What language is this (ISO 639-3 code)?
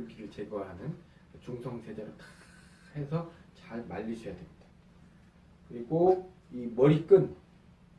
kor